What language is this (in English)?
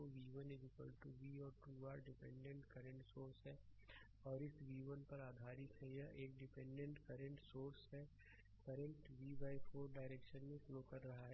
Hindi